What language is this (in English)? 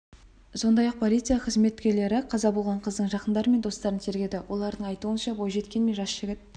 Kazakh